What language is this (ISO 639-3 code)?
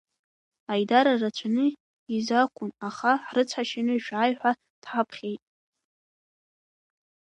abk